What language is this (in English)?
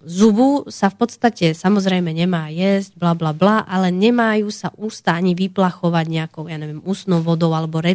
Slovak